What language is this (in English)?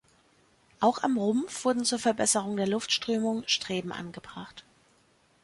German